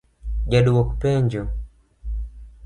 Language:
Luo (Kenya and Tanzania)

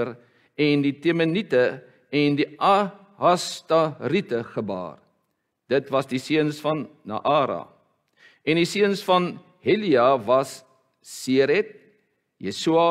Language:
Dutch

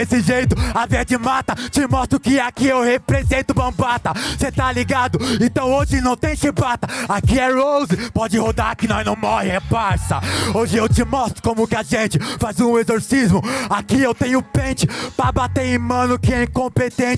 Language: Portuguese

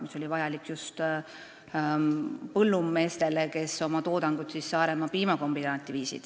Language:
Estonian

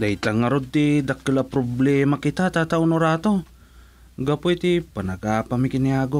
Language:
Filipino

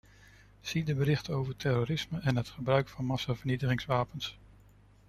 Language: Dutch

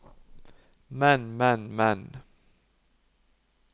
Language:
Norwegian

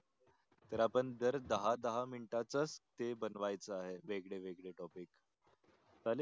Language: Marathi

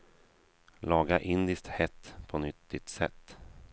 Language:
Swedish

